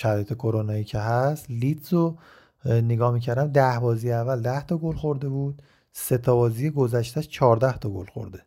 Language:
Persian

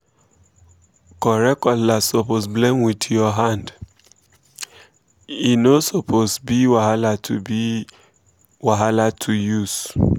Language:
Nigerian Pidgin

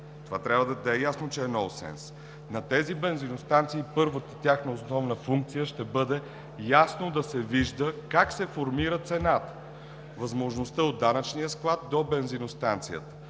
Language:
Bulgarian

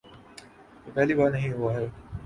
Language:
Urdu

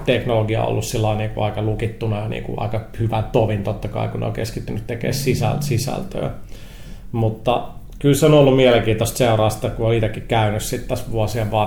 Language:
Finnish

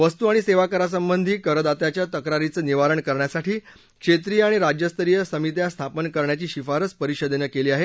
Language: Marathi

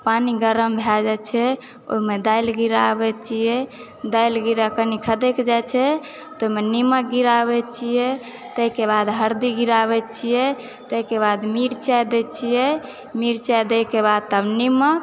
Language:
Maithili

